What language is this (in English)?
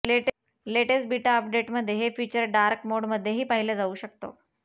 Marathi